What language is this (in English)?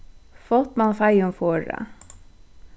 Faroese